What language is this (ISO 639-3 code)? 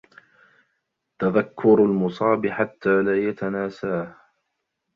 ara